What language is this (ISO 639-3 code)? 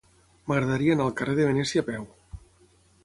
cat